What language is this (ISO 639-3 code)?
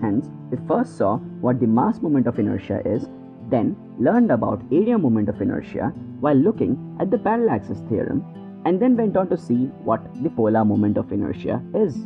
eng